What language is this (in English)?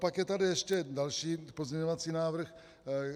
Czech